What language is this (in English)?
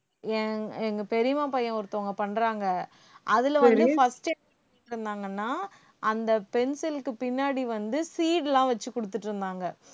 Tamil